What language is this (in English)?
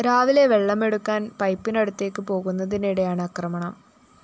Malayalam